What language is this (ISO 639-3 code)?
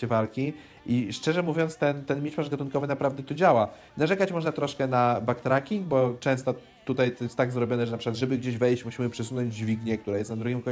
pol